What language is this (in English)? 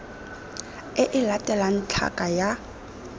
Tswana